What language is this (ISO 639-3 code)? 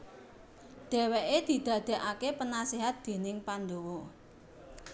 jav